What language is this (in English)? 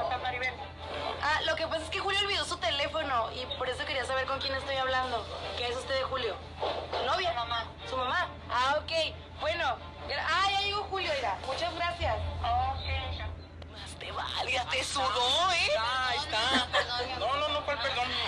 Spanish